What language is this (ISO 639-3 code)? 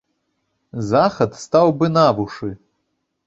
bel